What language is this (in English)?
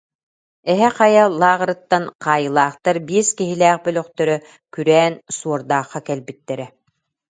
Yakut